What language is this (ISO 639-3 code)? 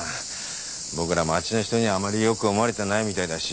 jpn